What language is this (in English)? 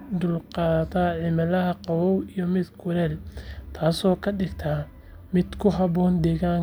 Somali